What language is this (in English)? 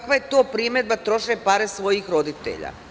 Serbian